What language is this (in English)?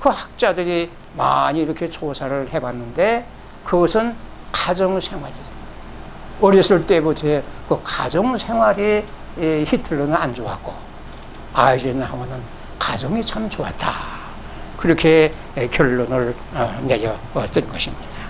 Korean